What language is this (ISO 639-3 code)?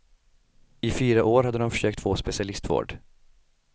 swe